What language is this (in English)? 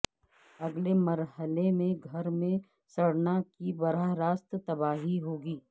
Urdu